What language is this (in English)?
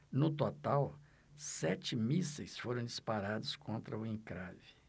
Portuguese